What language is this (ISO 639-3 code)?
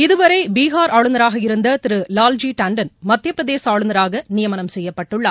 tam